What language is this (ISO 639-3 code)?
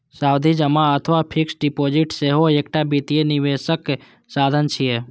mai